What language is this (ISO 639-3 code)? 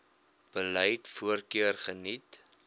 afr